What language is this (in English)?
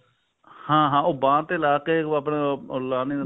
Punjabi